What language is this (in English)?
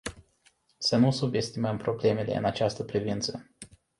Romanian